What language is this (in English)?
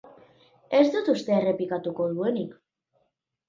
Basque